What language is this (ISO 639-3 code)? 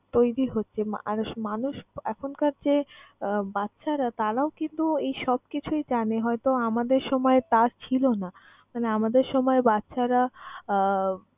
ben